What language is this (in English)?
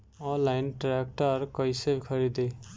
Bhojpuri